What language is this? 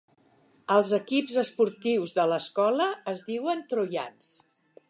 Catalan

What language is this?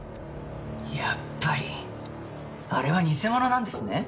Japanese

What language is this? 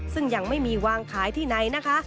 Thai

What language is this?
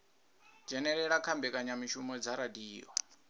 Venda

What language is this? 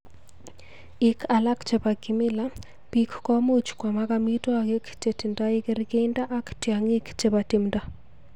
Kalenjin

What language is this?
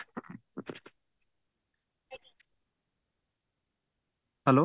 Odia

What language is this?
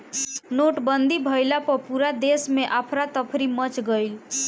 Bhojpuri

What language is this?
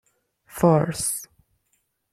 Persian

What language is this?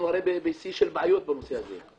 Hebrew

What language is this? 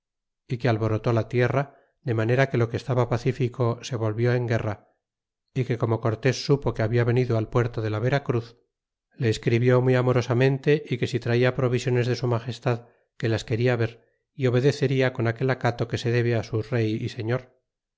Spanish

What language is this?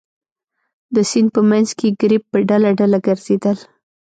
Pashto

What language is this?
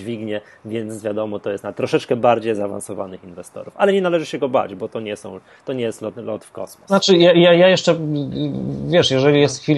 Polish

